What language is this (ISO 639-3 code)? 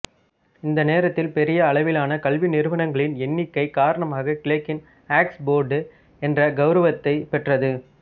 tam